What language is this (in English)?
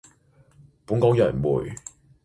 Cantonese